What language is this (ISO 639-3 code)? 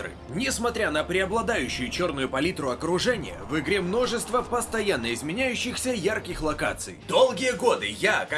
rus